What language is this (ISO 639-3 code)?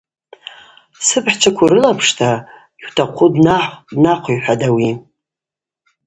abq